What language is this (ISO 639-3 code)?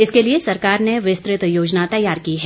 hin